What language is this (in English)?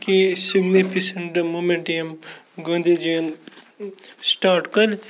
Kashmiri